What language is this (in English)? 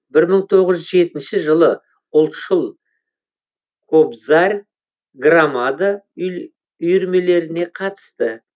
Kazakh